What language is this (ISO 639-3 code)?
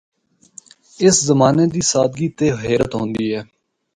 hno